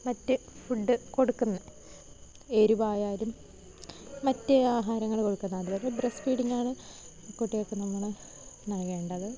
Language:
Malayalam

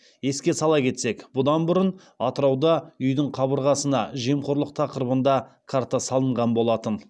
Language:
Kazakh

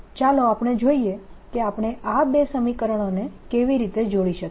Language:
Gujarati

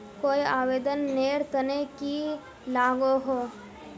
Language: Magahi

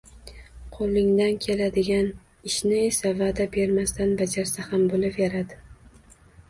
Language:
Uzbek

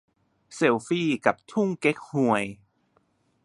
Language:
Thai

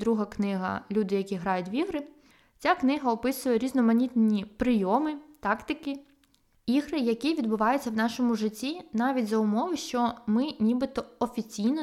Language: Ukrainian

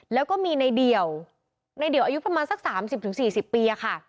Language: Thai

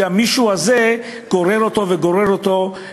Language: Hebrew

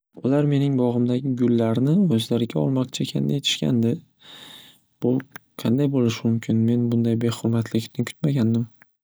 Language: Uzbek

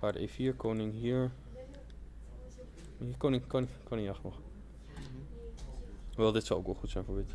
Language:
Dutch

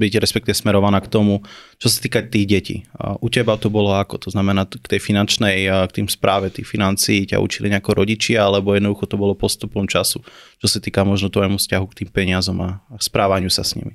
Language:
Slovak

